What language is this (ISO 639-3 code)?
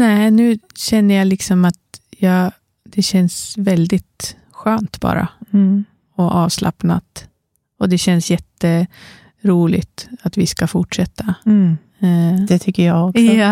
swe